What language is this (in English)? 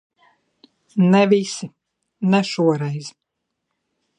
Latvian